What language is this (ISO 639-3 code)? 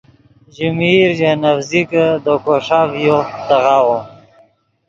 ydg